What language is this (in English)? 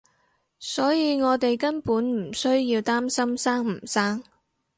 Cantonese